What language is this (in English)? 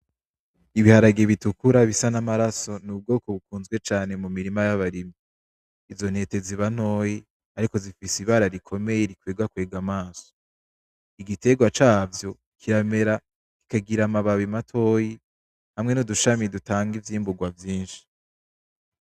Rundi